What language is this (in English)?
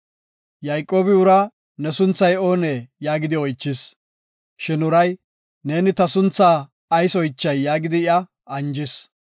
Gofa